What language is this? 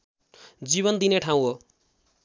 Nepali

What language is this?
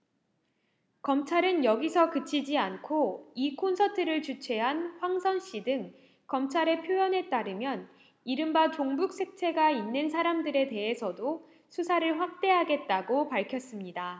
Korean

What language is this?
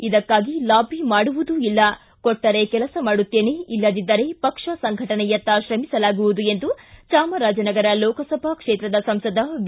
Kannada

